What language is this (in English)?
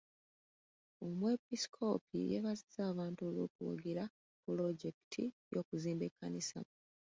Ganda